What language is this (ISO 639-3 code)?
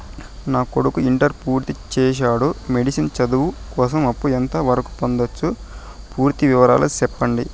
tel